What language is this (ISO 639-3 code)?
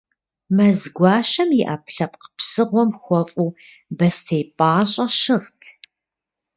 kbd